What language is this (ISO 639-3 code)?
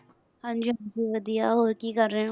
pan